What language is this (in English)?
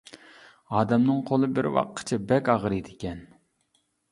Uyghur